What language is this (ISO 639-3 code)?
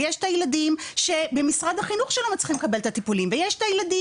heb